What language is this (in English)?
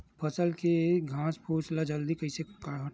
Chhattisgarhi